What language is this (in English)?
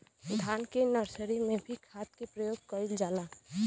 Bhojpuri